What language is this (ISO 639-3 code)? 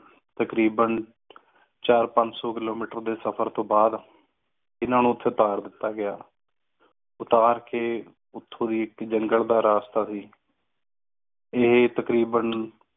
pan